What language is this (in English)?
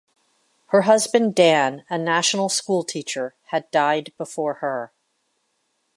English